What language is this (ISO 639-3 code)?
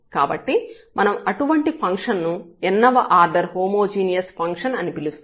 tel